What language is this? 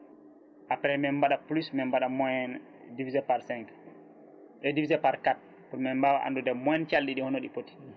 Fula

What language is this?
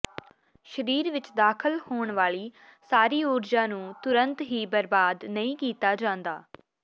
Punjabi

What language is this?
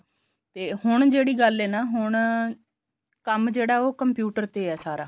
Punjabi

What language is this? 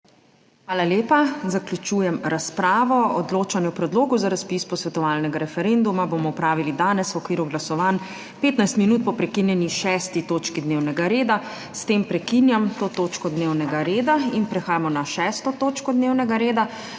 Slovenian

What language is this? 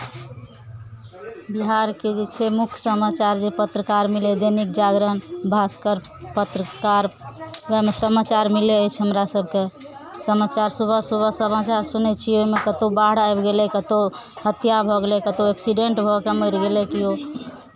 Maithili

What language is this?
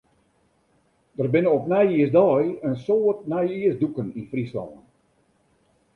Western Frisian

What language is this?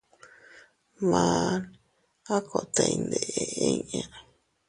Teutila Cuicatec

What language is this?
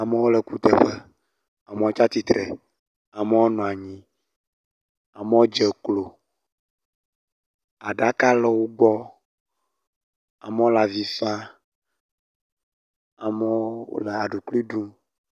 Ewe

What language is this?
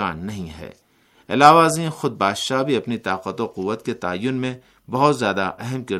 Urdu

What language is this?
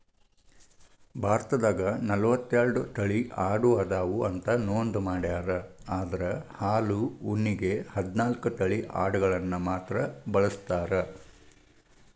Kannada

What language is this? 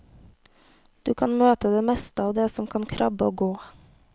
Norwegian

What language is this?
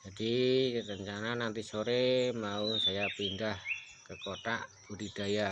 Indonesian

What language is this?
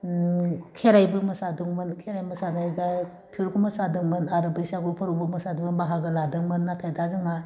Bodo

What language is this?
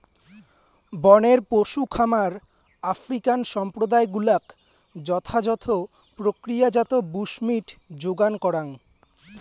Bangla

